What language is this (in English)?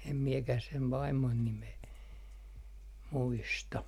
Finnish